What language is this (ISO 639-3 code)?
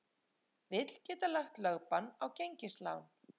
isl